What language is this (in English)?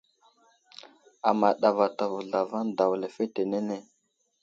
Wuzlam